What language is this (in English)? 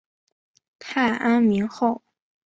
Chinese